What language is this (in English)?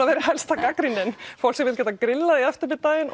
Icelandic